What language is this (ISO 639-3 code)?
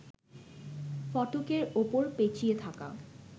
ben